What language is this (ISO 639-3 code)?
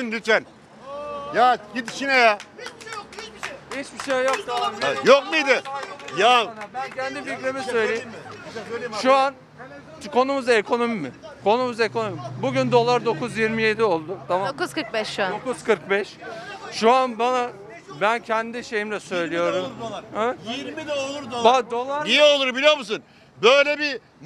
tur